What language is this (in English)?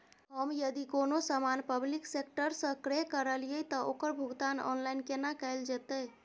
Maithili